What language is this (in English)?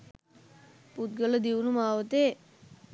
Sinhala